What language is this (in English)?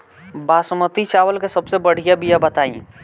Bhojpuri